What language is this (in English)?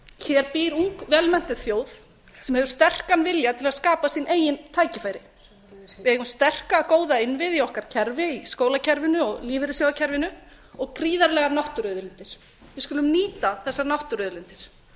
Icelandic